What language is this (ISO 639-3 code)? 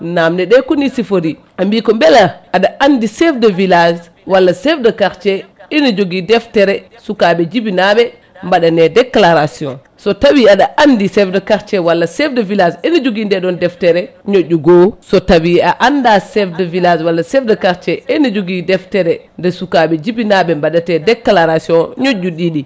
ful